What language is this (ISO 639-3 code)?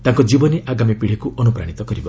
ori